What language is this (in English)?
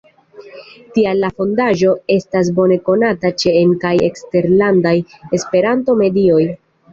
Esperanto